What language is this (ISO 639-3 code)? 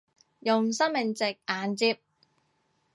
yue